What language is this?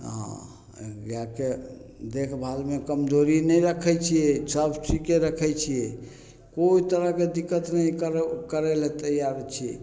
Maithili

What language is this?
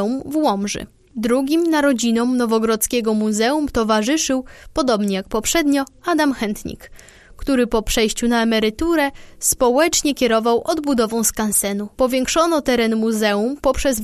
Polish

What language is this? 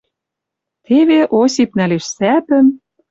Western Mari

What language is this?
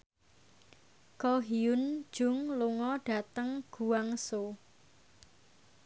Javanese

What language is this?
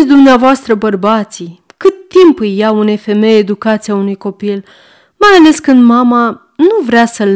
Romanian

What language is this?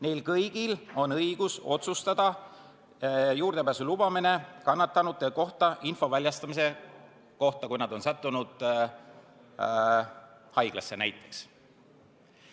Estonian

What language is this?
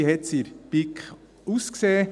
Swiss German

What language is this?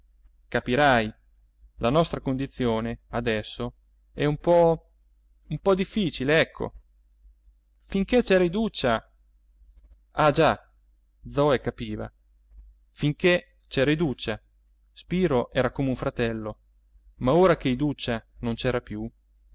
Italian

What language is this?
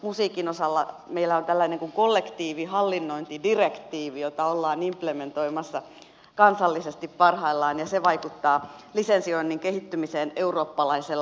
Finnish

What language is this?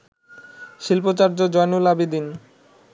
Bangla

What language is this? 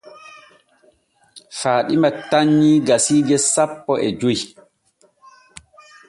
Borgu Fulfulde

